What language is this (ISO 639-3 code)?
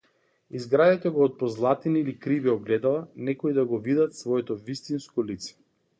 mkd